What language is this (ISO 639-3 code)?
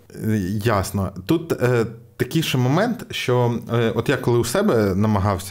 ukr